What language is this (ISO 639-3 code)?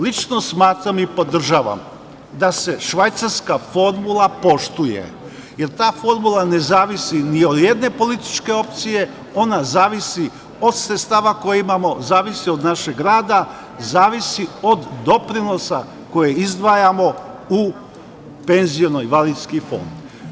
srp